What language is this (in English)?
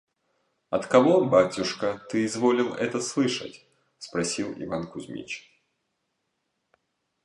Russian